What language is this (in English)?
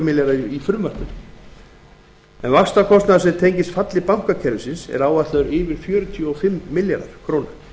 Icelandic